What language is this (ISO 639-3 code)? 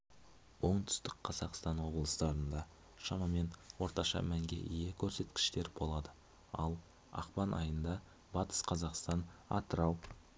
kaz